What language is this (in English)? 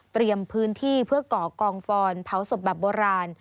Thai